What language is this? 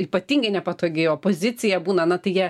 Lithuanian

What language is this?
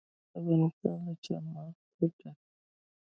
Pashto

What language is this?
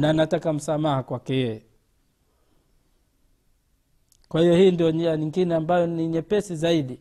Swahili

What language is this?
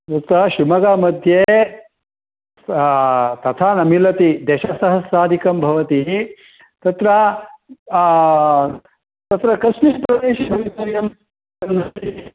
Sanskrit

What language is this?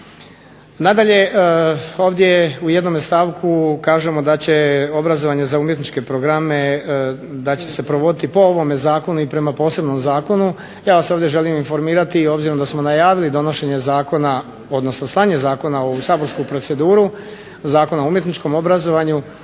Croatian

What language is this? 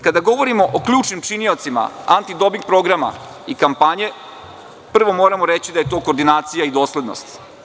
Serbian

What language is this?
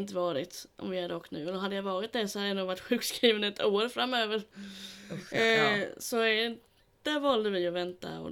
Swedish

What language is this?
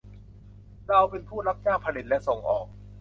Thai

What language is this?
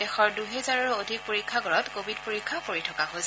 Assamese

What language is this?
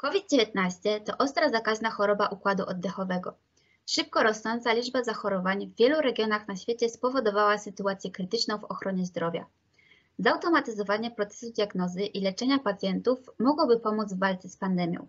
Polish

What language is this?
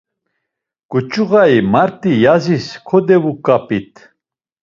Laz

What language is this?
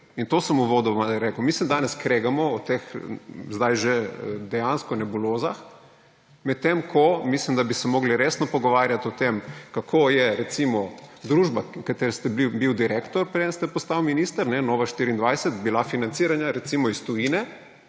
Slovenian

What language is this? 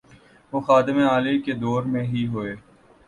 Urdu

